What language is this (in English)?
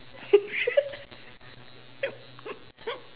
English